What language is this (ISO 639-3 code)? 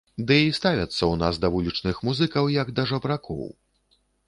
bel